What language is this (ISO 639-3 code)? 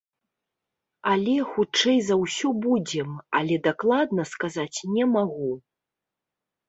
bel